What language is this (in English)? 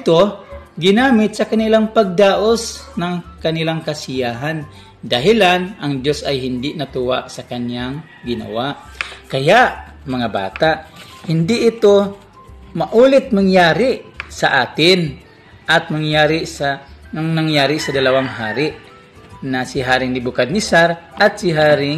Filipino